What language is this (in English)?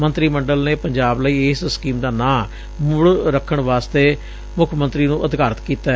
Punjabi